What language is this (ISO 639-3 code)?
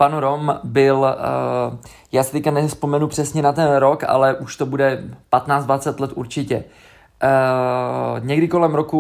ces